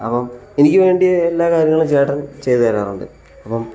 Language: Malayalam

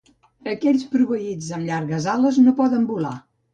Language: Catalan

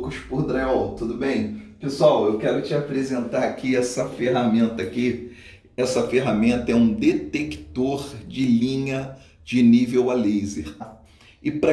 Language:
Portuguese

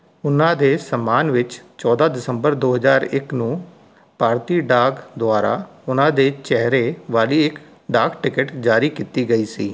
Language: Punjabi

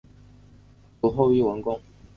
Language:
Chinese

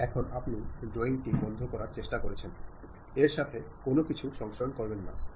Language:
Bangla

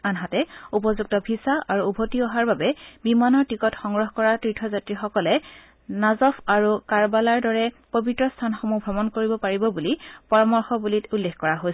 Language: Assamese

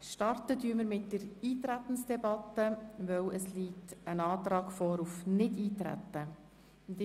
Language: Swiss German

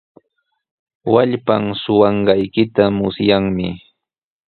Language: Sihuas Ancash Quechua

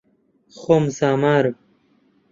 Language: Central Kurdish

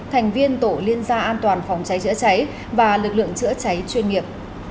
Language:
Vietnamese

